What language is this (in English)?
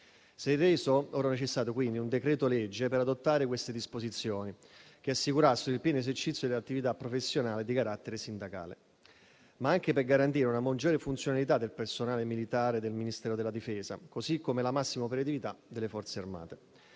Italian